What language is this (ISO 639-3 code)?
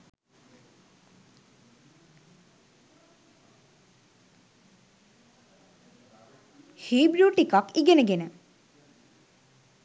sin